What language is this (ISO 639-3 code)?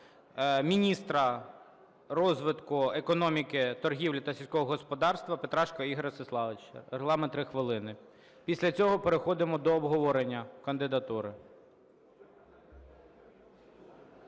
ukr